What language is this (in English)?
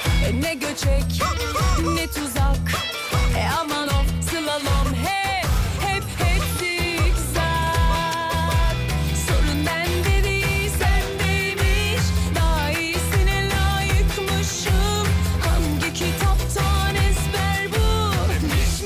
Turkish